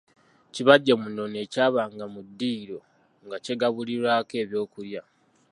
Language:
Ganda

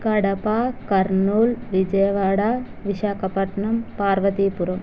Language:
Telugu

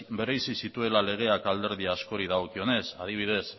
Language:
Basque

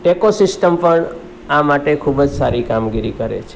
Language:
Gujarati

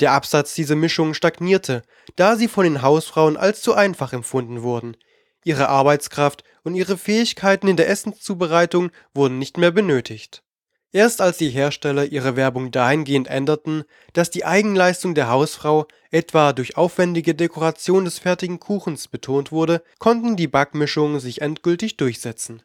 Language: German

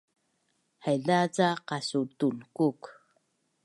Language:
Bunun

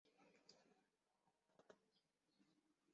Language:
Chinese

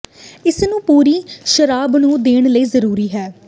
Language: Punjabi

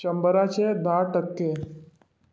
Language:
Konkani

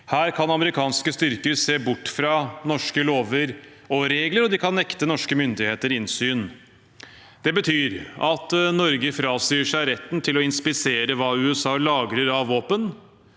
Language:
Norwegian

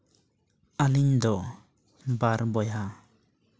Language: Santali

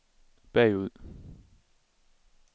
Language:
Danish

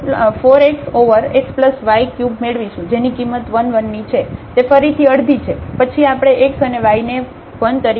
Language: Gujarati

